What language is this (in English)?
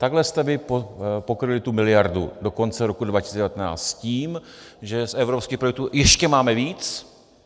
Czech